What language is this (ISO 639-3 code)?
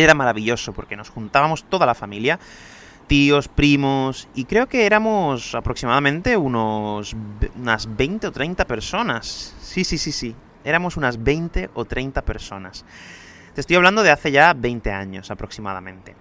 spa